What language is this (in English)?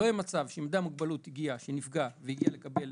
Hebrew